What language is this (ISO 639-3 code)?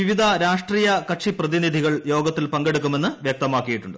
mal